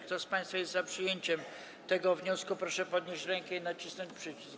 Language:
Polish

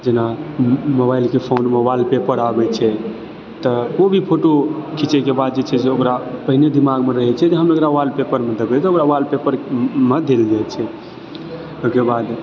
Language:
Maithili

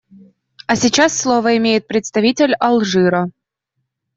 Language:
Russian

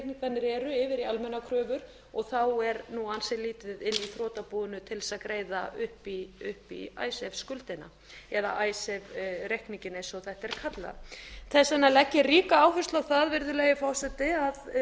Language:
Icelandic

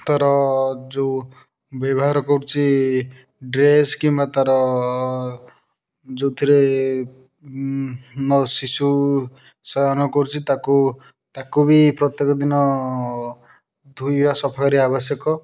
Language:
Odia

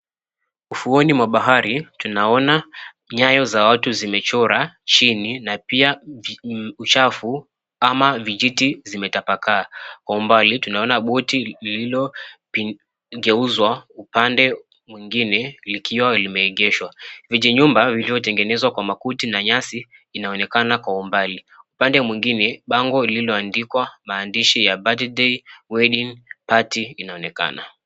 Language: Swahili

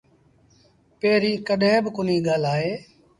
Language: Sindhi Bhil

